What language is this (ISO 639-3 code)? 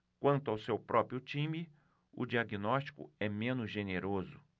por